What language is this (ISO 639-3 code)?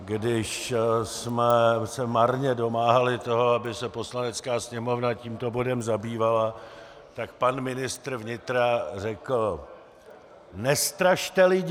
ces